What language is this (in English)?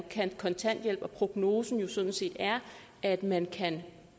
Danish